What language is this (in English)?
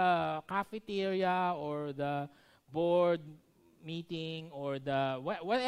Filipino